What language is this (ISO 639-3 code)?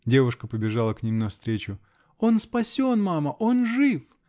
rus